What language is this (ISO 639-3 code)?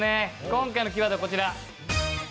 jpn